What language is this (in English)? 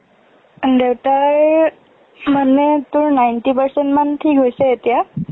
Assamese